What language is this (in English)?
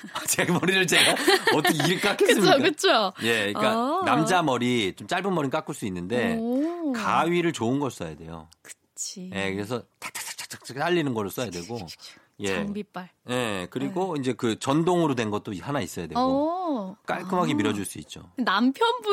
Korean